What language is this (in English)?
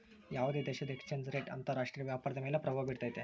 Kannada